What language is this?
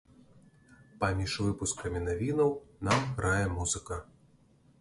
Belarusian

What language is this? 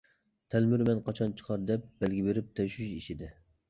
Uyghur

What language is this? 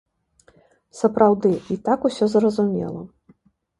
Belarusian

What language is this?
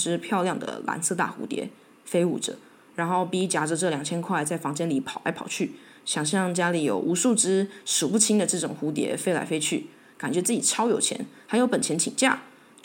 Chinese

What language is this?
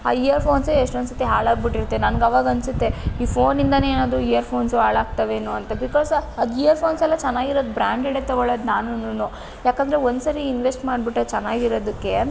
Kannada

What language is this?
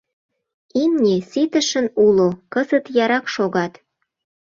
Mari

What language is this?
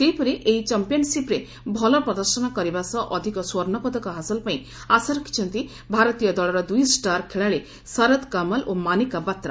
Odia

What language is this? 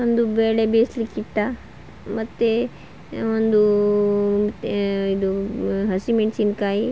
Kannada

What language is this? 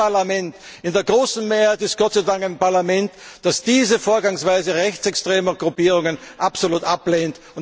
German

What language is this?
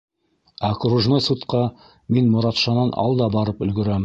Bashkir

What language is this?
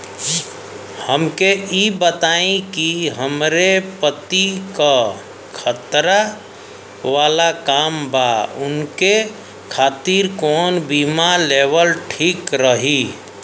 Bhojpuri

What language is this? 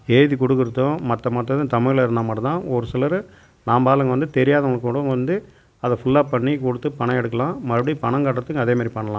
Tamil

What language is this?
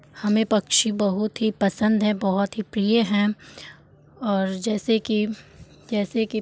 Hindi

